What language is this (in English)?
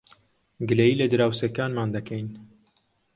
Central Kurdish